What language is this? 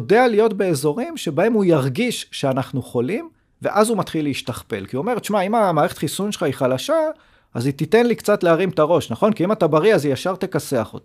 Hebrew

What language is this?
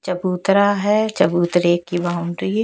Hindi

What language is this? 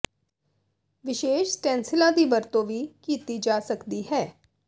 Punjabi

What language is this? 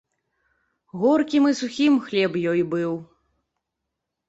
Belarusian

